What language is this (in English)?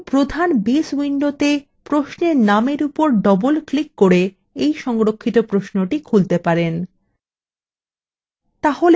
Bangla